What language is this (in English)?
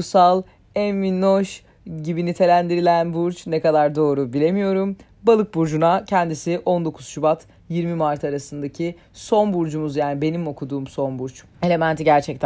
Turkish